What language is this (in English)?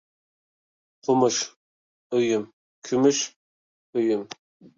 Uyghur